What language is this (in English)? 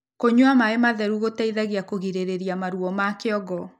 Kikuyu